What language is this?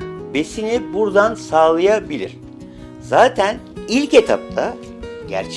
Turkish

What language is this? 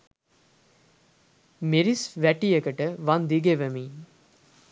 Sinhala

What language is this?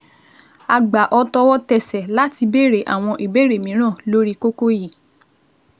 Yoruba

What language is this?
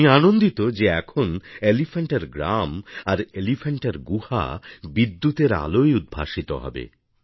Bangla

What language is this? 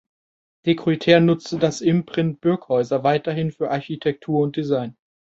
German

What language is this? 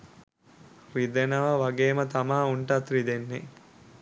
Sinhala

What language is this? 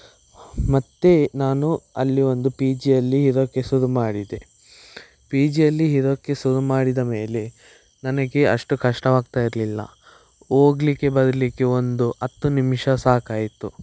Kannada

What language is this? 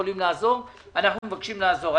Hebrew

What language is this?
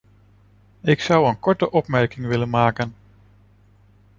Dutch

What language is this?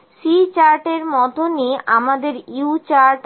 Bangla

